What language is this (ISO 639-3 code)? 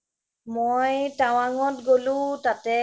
asm